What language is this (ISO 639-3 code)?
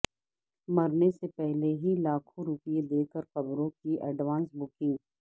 urd